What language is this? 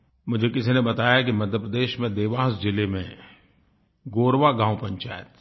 Hindi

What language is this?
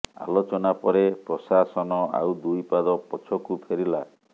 Odia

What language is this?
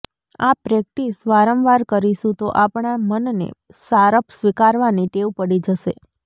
Gujarati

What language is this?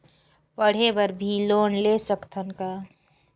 Chhattisgarhi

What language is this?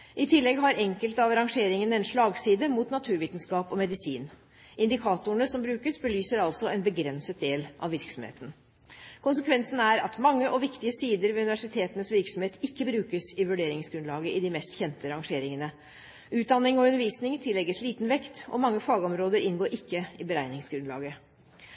Norwegian Bokmål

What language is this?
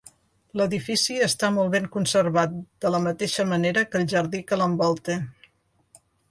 Catalan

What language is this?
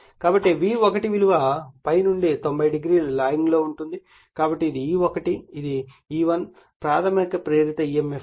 Telugu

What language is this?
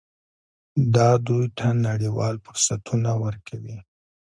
Pashto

